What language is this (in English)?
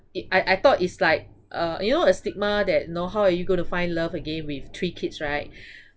English